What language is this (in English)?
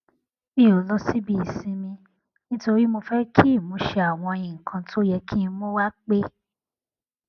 Yoruba